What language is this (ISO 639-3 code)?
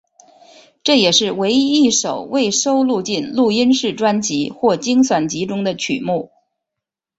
zho